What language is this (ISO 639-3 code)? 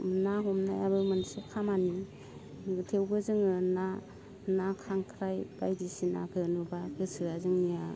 brx